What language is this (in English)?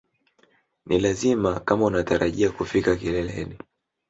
Swahili